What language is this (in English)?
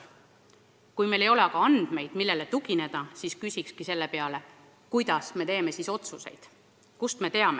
Estonian